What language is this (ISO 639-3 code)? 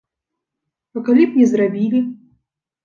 bel